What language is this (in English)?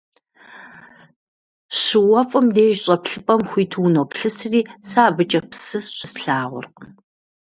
Kabardian